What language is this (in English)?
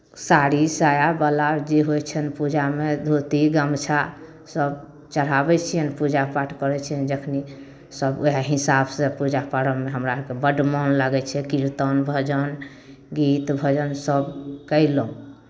Maithili